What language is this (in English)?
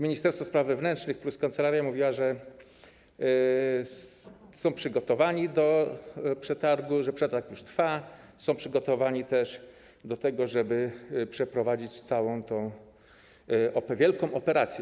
Polish